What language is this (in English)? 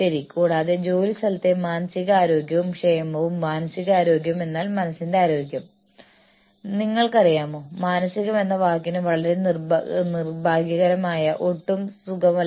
Malayalam